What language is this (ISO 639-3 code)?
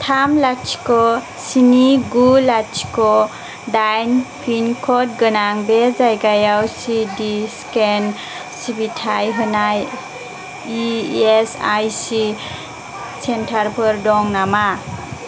brx